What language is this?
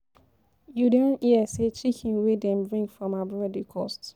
Nigerian Pidgin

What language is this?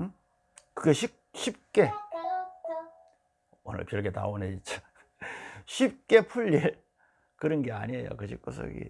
Korean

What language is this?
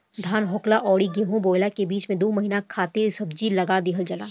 Bhojpuri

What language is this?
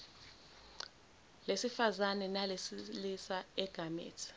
Zulu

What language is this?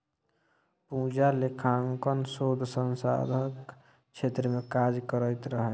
Maithili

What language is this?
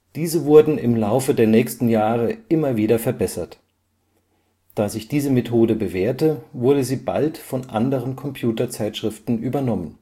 German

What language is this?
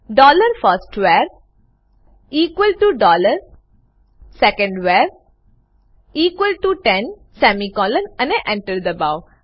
Gujarati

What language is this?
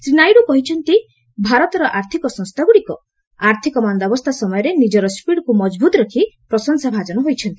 Odia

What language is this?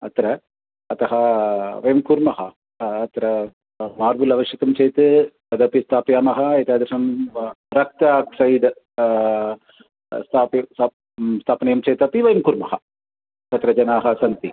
Sanskrit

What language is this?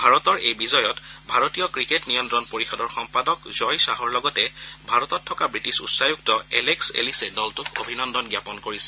Assamese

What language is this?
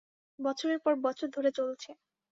Bangla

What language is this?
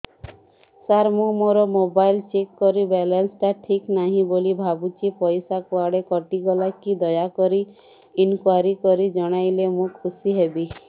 Odia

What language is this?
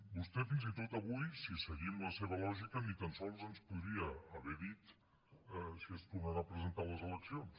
Catalan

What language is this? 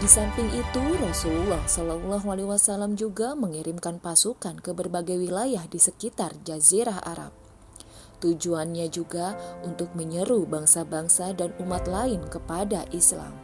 Indonesian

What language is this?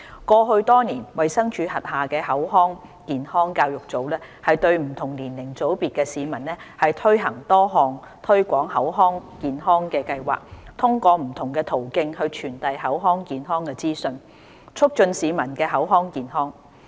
Cantonese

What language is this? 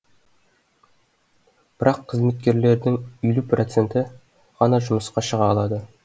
Kazakh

